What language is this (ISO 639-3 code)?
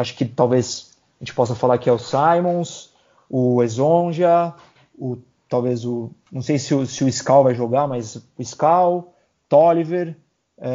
por